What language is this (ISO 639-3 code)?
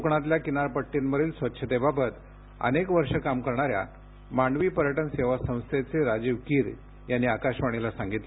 mar